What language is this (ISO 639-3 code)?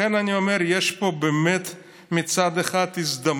heb